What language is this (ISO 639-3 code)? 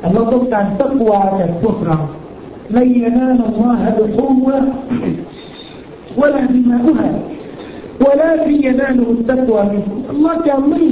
tha